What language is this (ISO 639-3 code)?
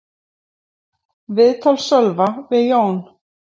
isl